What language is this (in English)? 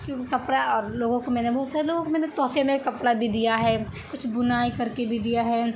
Urdu